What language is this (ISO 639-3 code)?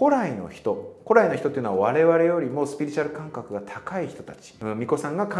jpn